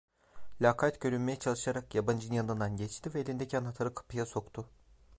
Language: Turkish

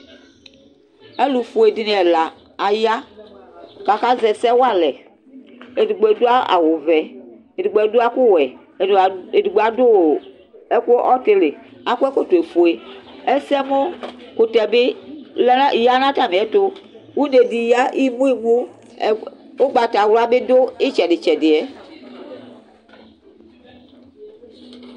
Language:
Ikposo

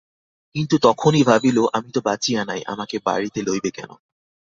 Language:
Bangla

